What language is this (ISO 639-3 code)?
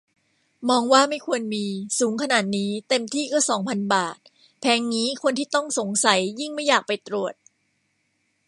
tha